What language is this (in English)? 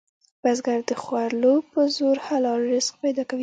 Pashto